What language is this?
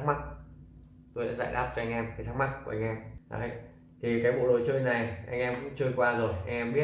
Vietnamese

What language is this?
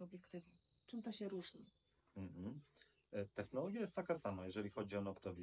Polish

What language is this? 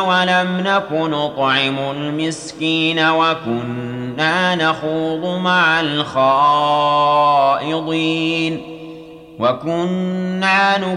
Arabic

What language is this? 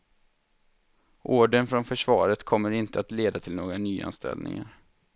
Swedish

